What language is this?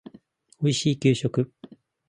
Japanese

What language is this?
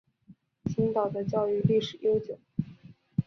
Chinese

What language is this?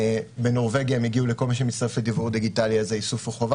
Hebrew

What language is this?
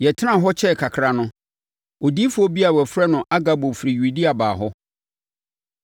Akan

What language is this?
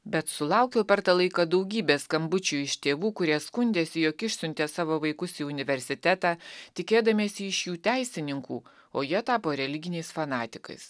Lithuanian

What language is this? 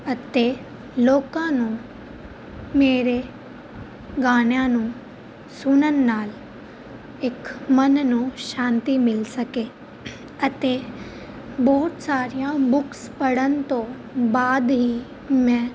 Punjabi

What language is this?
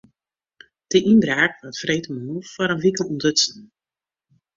Western Frisian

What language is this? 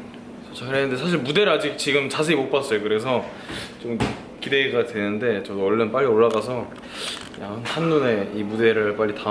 Korean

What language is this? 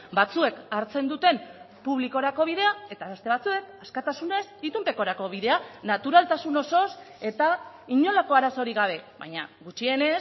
Basque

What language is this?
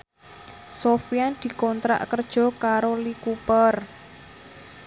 Javanese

